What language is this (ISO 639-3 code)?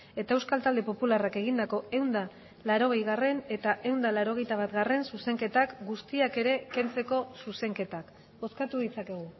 eus